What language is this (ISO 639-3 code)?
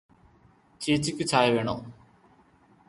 mal